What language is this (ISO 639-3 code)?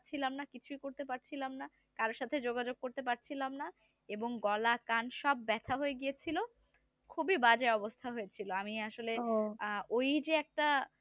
ben